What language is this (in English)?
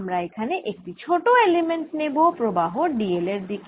Bangla